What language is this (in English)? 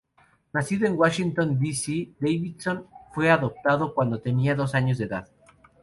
Spanish